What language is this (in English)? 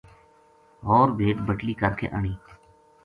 Gujari